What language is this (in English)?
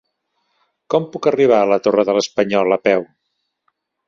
Catalan